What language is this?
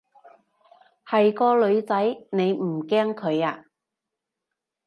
Cantonese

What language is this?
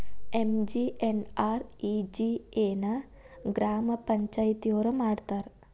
Kannada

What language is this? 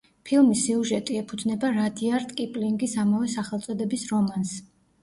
Georgian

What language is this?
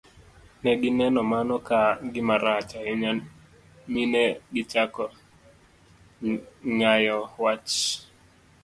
Luo (Kenya and Tanzania)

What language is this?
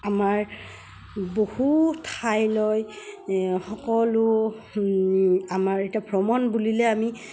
Assamese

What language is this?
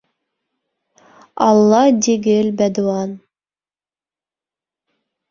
Bashkir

